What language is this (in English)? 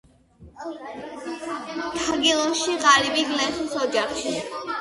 Georgian